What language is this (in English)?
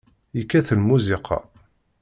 Kabyle